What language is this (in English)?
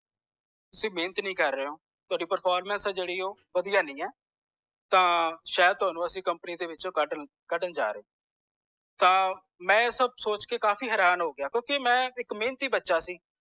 Punjabi